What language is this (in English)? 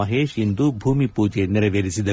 Kannada